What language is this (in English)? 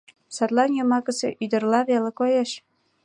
Mari